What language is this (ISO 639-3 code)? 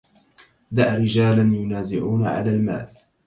ara